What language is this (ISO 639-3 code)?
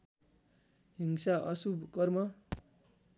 nep